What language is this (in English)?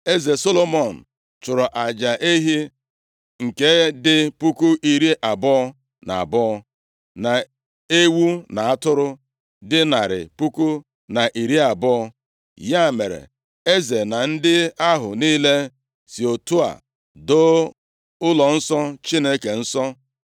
Igbo